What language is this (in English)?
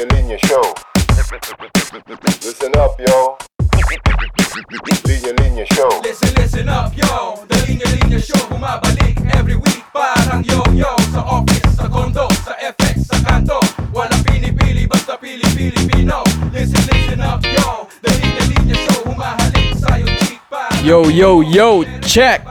Filipino